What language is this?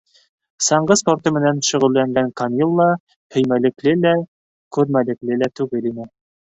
Bashkir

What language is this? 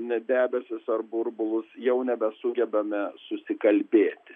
Lithuanian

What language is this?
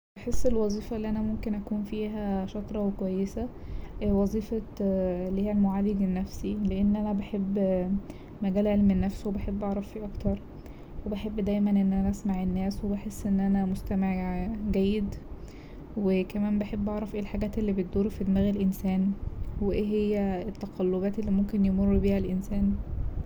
Egyptian Arabic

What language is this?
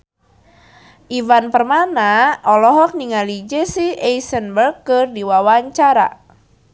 Sundanese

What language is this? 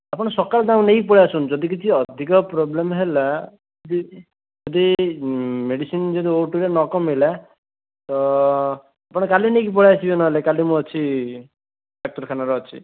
Odia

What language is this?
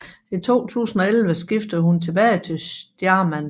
Danish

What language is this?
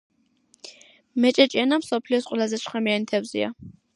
Georgian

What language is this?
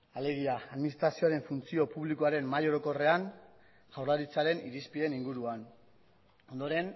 Basque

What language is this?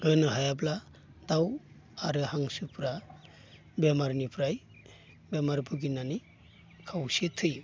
Bodo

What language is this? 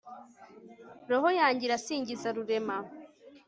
Kinyarwanda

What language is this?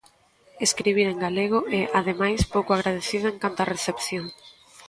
Galician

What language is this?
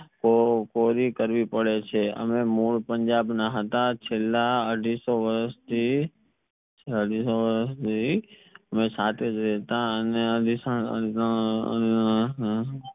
Gujarati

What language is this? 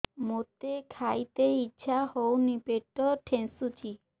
Odia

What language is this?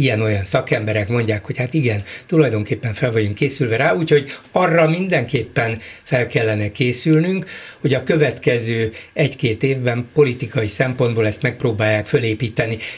Hungarian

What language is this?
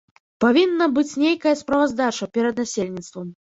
Belarusian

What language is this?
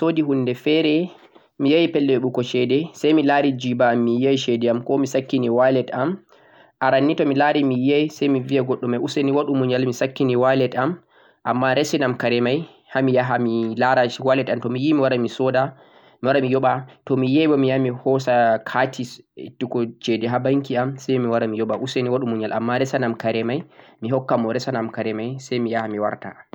Central-Eastern Niger Fulfulde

